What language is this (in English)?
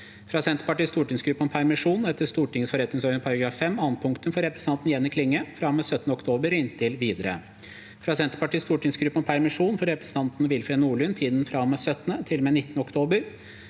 Norwegian